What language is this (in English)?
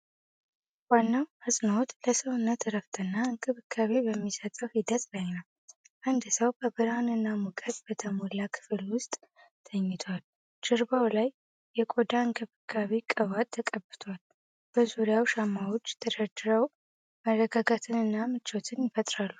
Amharic